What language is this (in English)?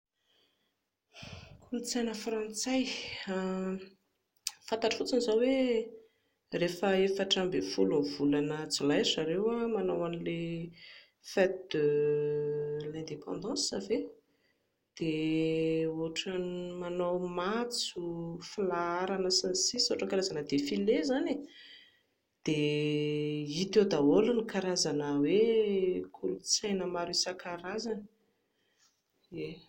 Malagasy